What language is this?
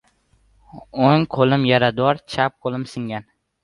Uzbek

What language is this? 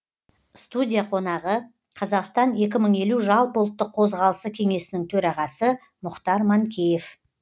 Kazakh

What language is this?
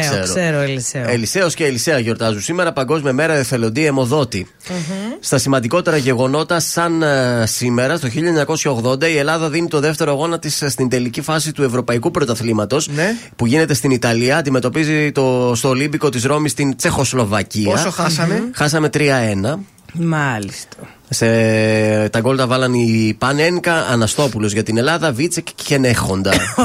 Greek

